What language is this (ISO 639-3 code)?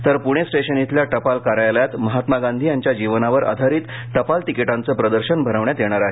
mar